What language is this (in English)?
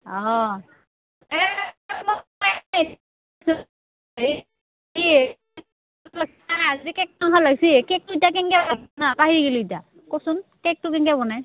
Assamese